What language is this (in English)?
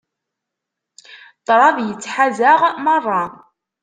Kabyle